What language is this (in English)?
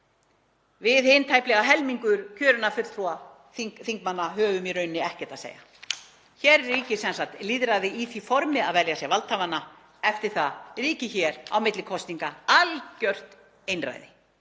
Icelandic